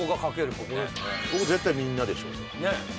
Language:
Japanese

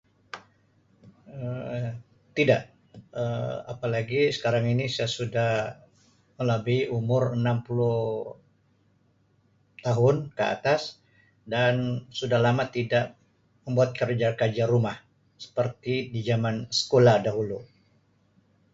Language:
Sabah Malay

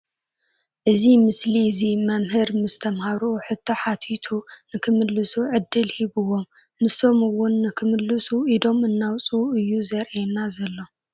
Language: Tigrinya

